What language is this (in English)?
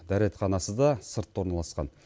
Kazakh